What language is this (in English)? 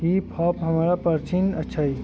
Maithili